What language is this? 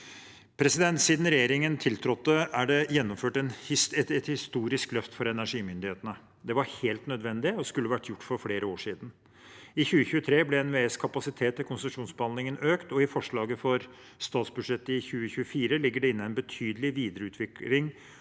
Norwegian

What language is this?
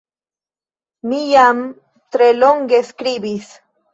Esperanto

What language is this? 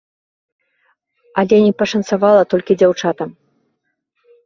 Belarusian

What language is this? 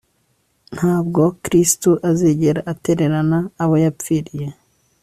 Kinyarwanda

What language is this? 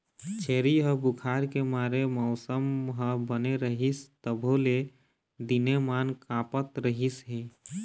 Chhattisgarhi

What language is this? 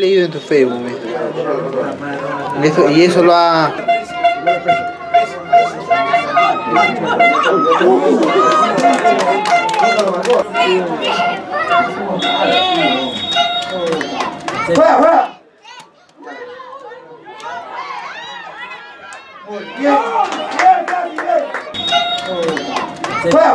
Spanish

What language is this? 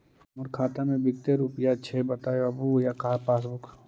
Magahi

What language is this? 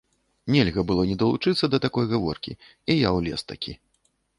Belarusian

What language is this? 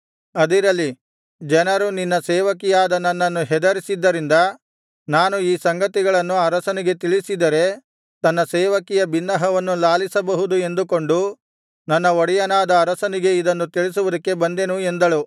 Kannada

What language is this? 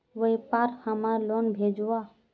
Magahi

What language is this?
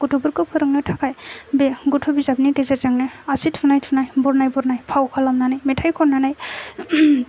Bodo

